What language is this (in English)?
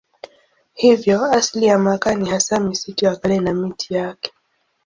Swahili